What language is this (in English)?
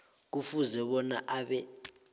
South Ndebele